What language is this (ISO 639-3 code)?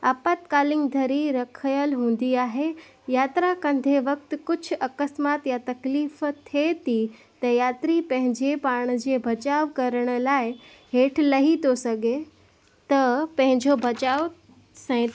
snd